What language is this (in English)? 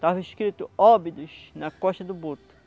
Portuguese